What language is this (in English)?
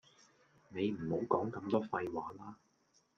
Cantonese